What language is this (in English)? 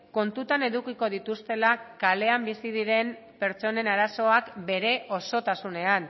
Basque